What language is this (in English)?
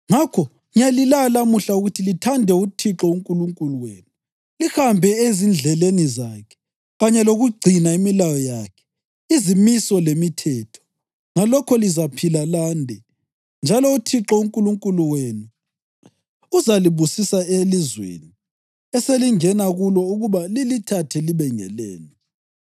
North Ndebele